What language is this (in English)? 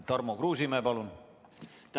Estonian